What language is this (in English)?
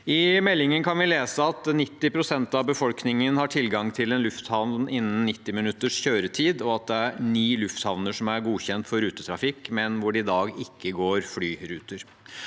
Norwegian